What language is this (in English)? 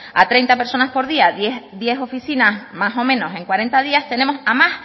Spanish